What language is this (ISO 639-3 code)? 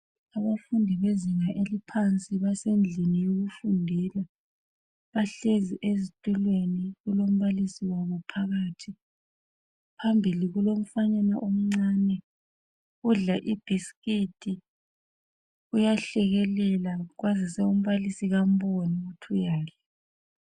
nde